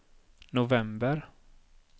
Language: Swedish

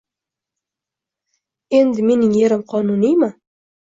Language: Uzbek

